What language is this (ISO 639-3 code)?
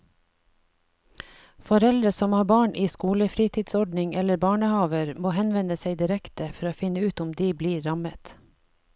nor